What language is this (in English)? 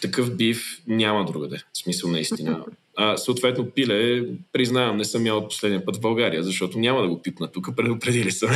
Bulgarian